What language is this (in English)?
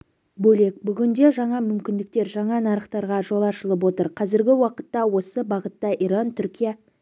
Kazakh